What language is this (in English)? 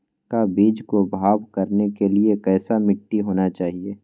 Magahi